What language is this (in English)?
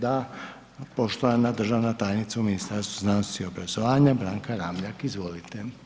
Croatian